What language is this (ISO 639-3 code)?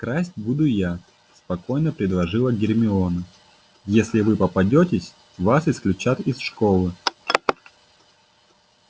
rus